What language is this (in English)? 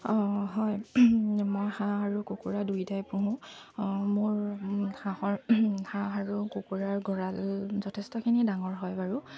Assamese